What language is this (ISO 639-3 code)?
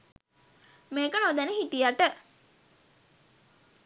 sin